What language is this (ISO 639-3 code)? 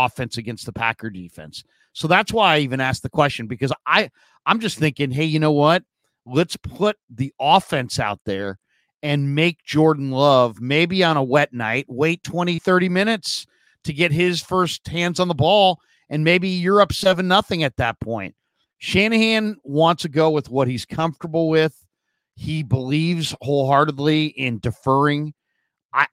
eng